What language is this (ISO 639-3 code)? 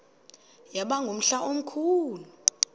xho